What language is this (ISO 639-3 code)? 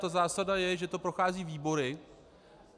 ces